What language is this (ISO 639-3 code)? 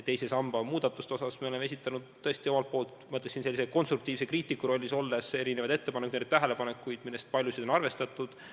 est